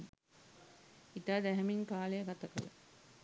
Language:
Sinhala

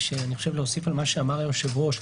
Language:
Hebrew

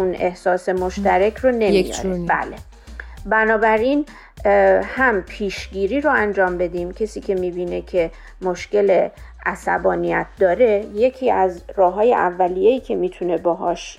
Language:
Persian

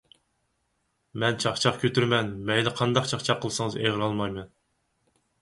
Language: Uyghur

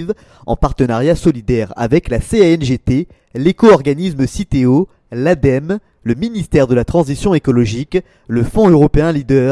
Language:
French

